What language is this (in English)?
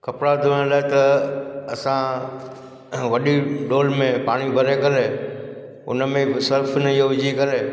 Sindhi